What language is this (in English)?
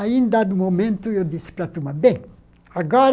Portuguese